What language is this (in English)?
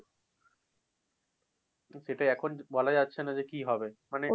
Bangla